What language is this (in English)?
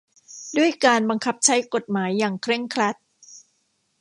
Thai